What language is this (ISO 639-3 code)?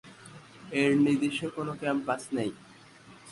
ben